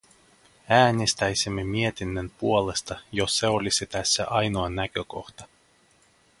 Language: Finnish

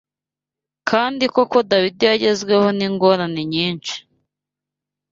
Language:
Kinyarwanda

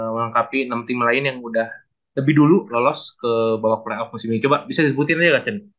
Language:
Indonesian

